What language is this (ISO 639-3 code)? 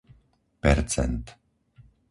slk